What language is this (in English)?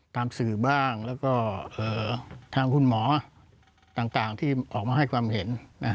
Thai